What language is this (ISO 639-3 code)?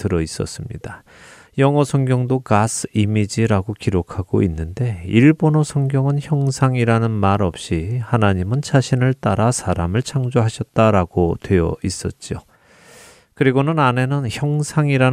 kor